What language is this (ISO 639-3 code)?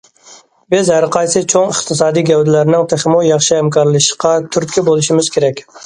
uig